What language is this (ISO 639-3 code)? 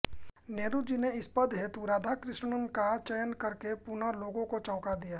hin